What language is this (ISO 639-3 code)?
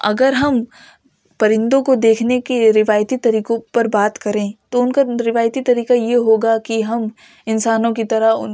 urd